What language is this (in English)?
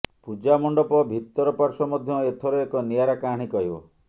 Odia